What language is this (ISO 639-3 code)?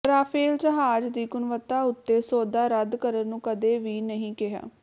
pan